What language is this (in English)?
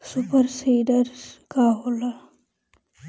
Bhojpuri